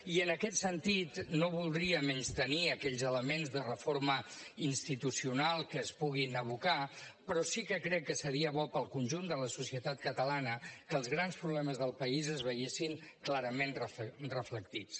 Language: Catalan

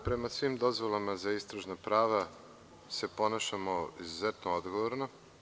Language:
Serbian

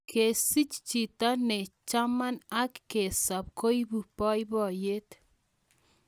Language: Kalenjin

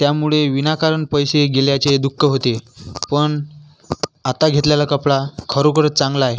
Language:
Marathi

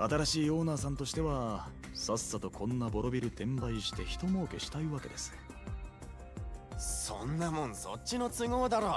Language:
Japanese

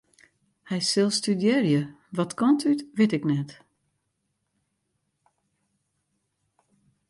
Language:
Western Frisian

